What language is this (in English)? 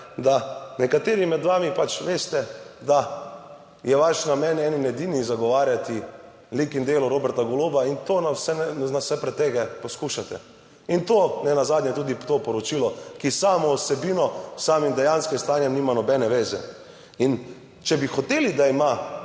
Slovenian